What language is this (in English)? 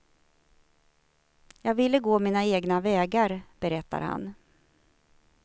Swedish